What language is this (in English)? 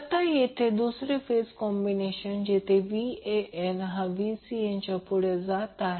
Marathi